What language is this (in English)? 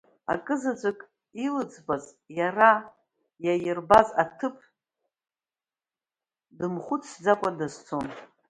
Abkhazian